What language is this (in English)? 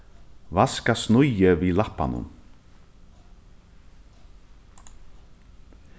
Faroese